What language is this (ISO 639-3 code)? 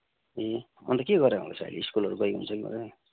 nep